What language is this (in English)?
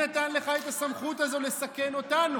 Hebrew